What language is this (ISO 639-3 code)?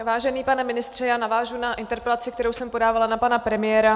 ces